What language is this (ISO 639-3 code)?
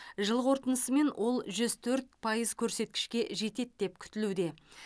kaz